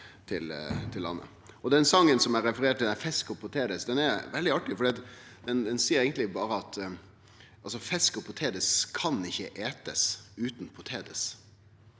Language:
Norwegian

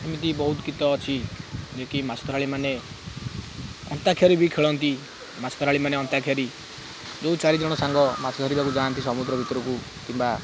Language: Odia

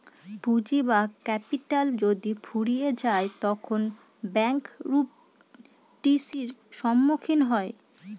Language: Bangla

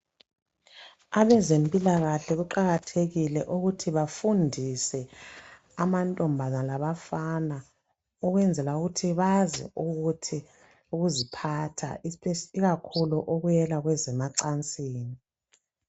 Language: North Ndebele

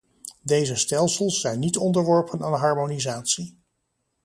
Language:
Dutch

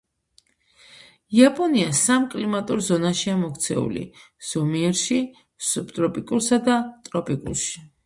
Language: Georgian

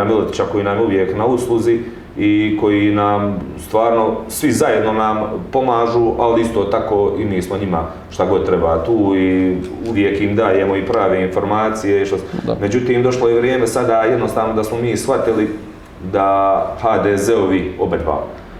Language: Croatian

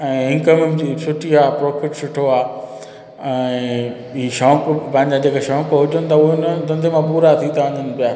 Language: Sindhi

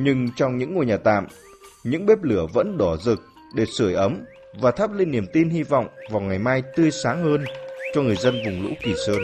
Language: Vietnamese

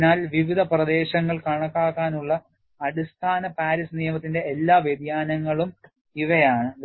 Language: Malayalam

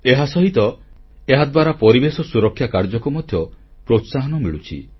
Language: Odia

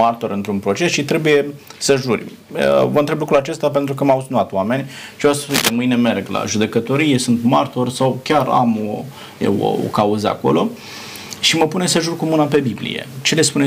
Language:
Romanian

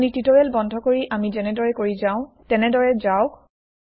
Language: Assamese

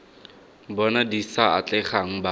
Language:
Tswana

